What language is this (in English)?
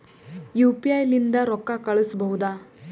Kannada